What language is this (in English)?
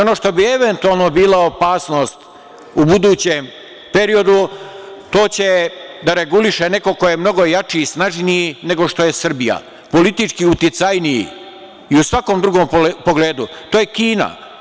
Serbian